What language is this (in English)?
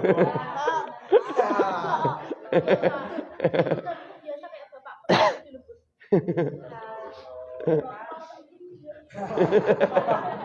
Indonesian